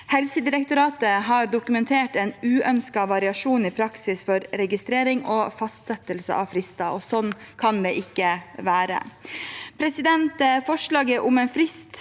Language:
Norwegian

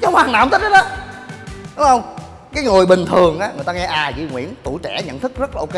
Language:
Vietnamese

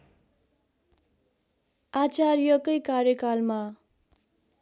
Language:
Nepali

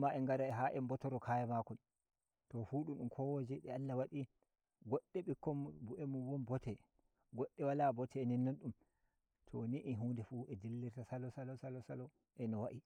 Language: Nigerian Fulfulde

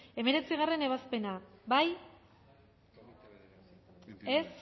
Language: Basque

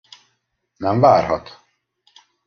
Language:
Hungarian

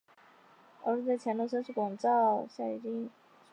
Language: Chinese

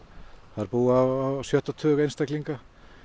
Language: Icelandic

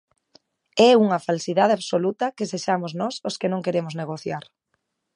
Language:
Galician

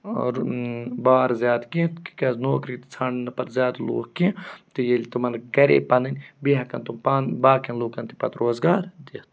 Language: Kashmiri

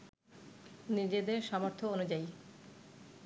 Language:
Bangla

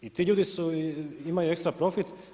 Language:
Croatian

